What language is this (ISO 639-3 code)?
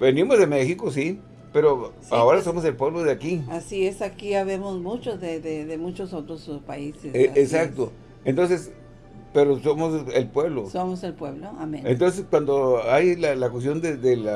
spa